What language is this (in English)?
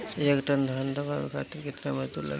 Bhojpuri